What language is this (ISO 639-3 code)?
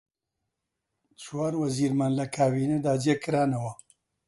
ckb